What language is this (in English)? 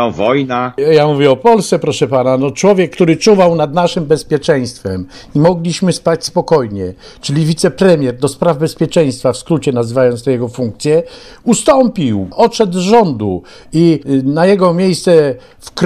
Polish